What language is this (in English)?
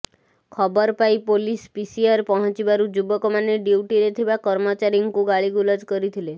Odia